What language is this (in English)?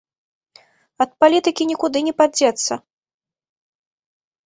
Belarusian